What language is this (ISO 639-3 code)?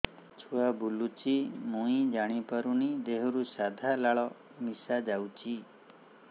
ori